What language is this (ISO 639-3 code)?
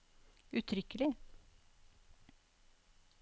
nor